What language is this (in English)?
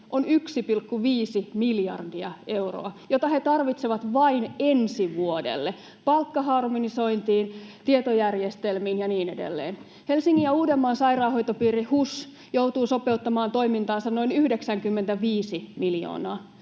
Finnish